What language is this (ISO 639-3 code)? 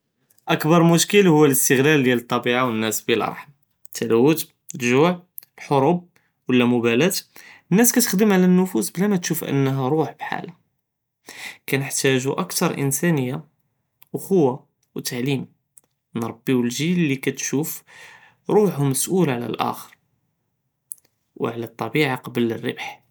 jrb